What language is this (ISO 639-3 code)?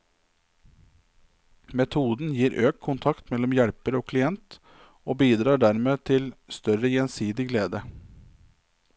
nor